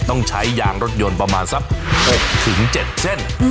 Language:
Thai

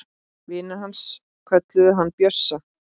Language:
Icelandic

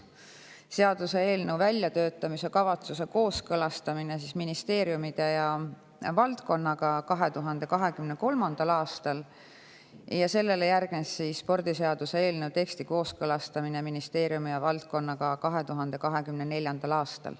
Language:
Estonian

